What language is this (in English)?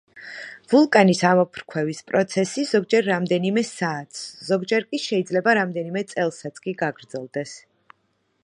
Georgian